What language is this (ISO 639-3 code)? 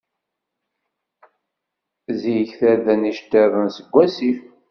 kab